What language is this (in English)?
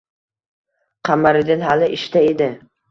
Uzbek